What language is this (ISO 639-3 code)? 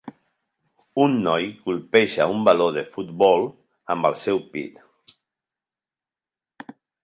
cat